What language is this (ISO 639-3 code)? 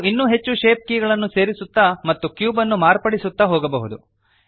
kan